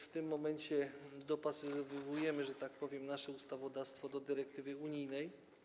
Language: Polish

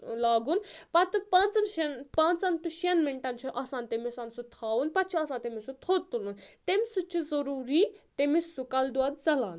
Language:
Kashmiri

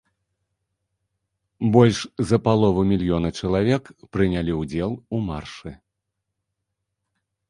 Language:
Belarusian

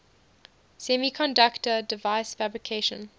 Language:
English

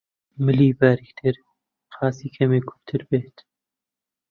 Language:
Central Kurdish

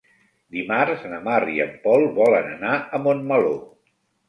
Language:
Catalan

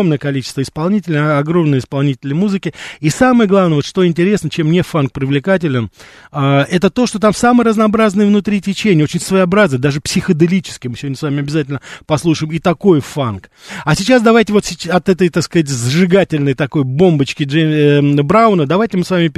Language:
Russian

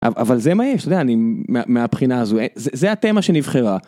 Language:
Hebrew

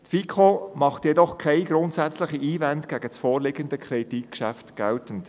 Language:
Swiss German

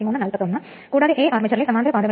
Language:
Malayalam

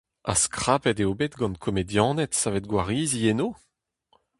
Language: Breton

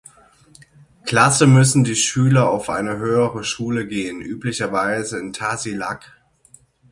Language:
German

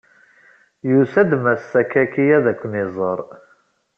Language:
Kabyle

